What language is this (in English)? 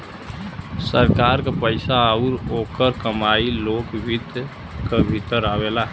Bhojpuri